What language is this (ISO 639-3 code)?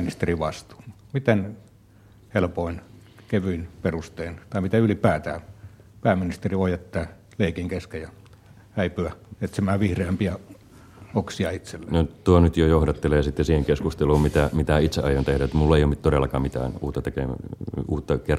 fin